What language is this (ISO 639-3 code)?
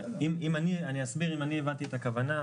heb